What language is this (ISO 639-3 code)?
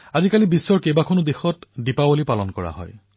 asm